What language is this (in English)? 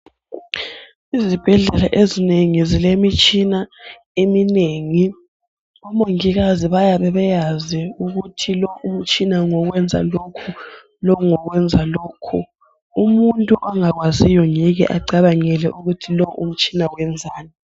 North Ndebele